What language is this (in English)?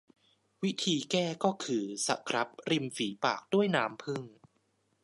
Thai